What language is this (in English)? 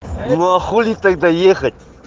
Russian